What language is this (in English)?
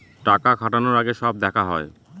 Bangla